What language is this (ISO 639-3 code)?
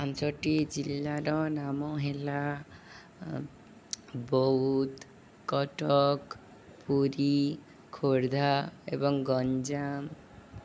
ori